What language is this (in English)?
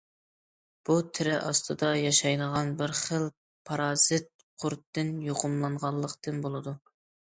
Uyghur